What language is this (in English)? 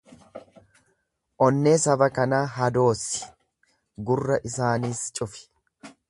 Oromo